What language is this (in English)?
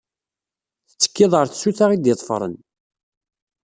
Kabyle